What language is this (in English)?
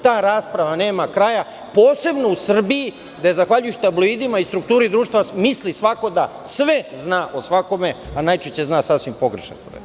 Serbian